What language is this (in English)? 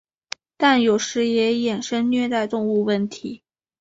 Chinese